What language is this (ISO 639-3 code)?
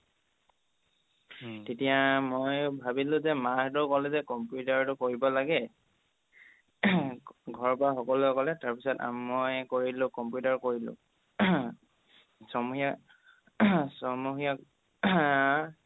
asm